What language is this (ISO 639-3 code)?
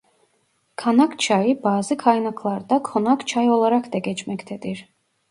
tur